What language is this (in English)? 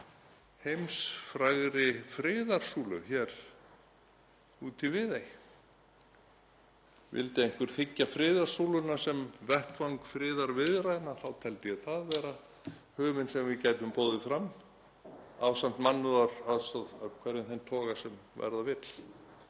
Icelandic